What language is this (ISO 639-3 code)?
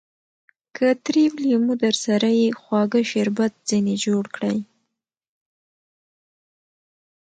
pus